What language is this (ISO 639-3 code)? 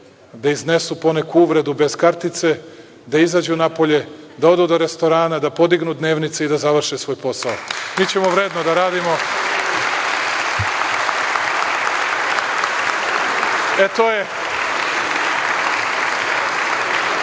srp